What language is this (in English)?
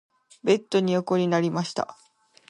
Japanese